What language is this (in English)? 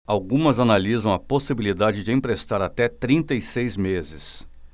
Portuguese